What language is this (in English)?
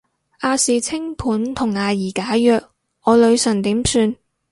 Cantonese